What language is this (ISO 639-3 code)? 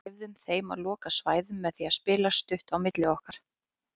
isl